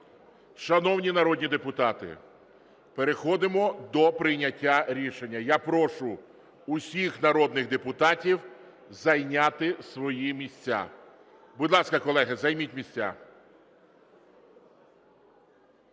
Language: Ukrainian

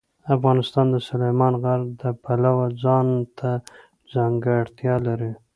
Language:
Pashto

